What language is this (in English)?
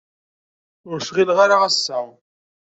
Kabyle